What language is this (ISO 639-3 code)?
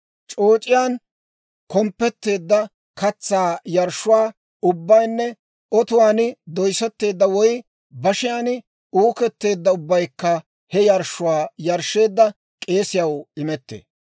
dwr